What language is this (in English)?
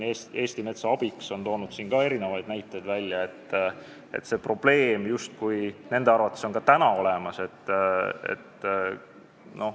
Estonian